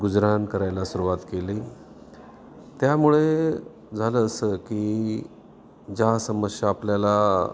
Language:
Marathi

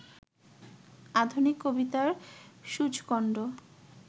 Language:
Bangla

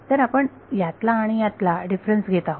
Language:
Marathi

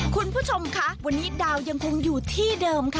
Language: Thai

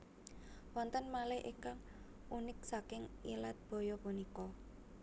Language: Javanese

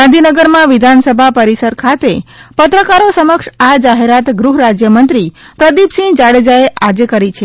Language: Gujarati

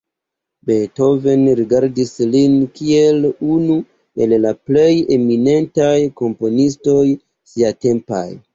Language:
Esperanto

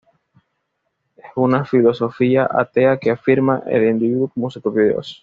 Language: Spanish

